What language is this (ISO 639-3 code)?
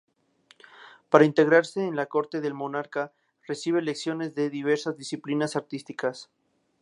spa